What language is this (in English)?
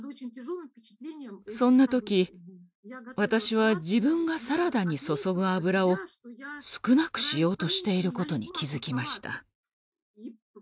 Japanese